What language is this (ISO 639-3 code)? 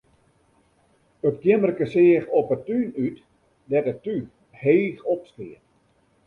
fry